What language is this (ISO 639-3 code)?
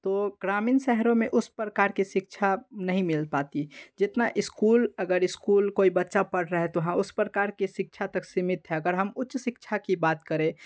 hin